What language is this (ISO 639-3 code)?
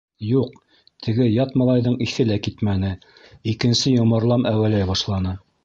bak